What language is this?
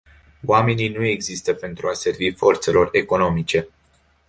Romanian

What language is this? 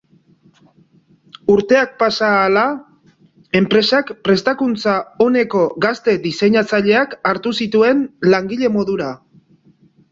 Basque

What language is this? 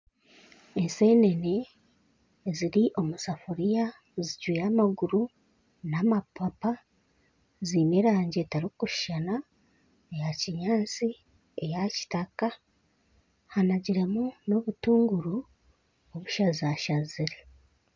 Nyankole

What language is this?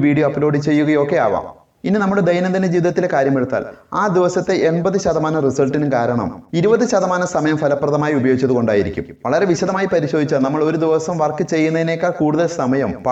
Malayalam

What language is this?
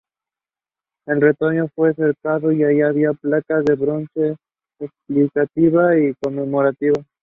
Spanish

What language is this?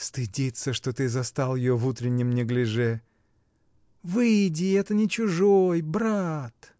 Russian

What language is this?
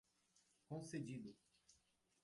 Portuguese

